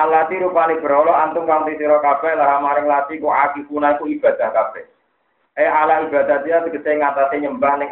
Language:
Indonesian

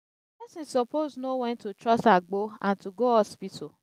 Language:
Nigerian Pidgin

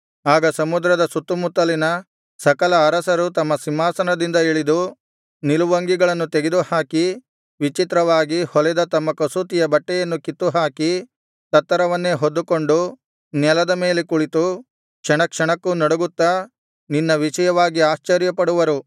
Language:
Kannada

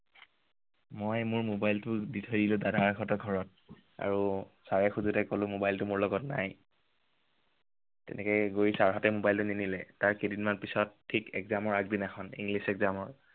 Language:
Assamese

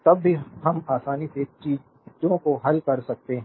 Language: Hindi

